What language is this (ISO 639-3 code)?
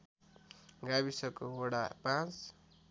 nep